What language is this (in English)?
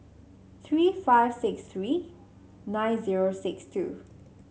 English